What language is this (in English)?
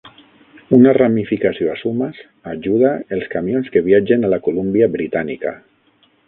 Catalan